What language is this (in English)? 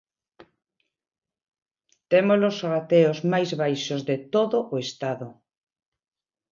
Galician